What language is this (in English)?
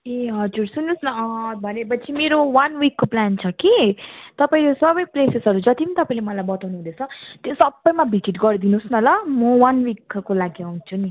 Nepali